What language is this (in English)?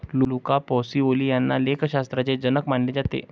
Marathi